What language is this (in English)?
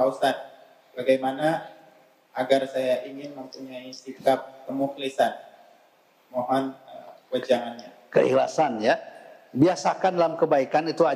Indonesian